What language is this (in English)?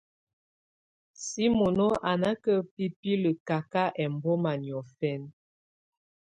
Tunen